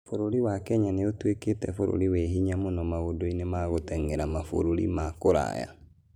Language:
Kikuyu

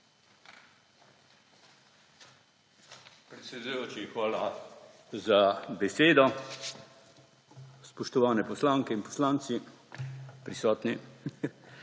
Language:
Slovenian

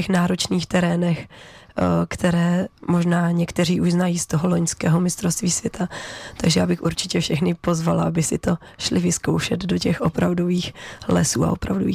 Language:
Czech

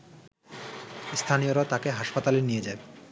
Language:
Bangla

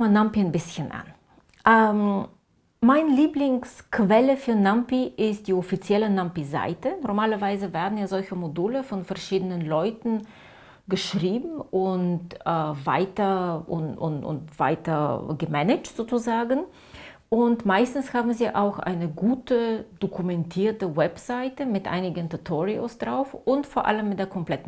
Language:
German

